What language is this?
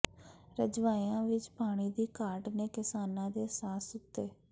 Punjabi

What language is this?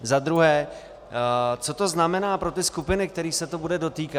Czech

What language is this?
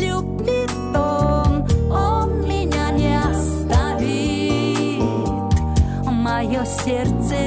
Russian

